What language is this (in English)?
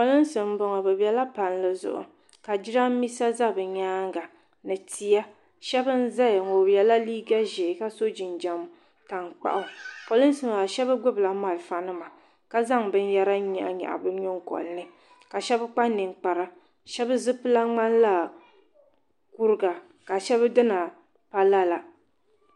Dagbani